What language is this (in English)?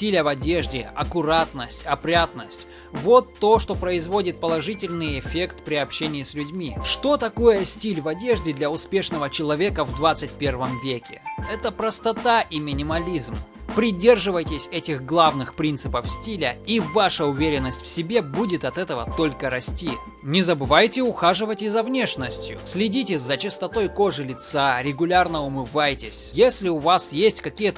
Russian